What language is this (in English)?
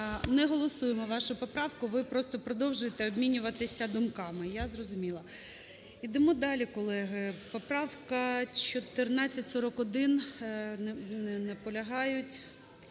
Ukrainian